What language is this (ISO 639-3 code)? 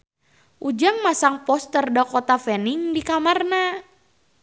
sun